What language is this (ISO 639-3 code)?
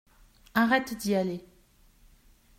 fra